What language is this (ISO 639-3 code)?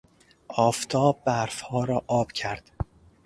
fas